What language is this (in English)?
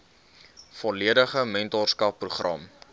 Afrikaans